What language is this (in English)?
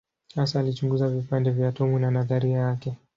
Swahili